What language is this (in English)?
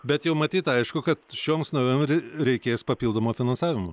Lithuanian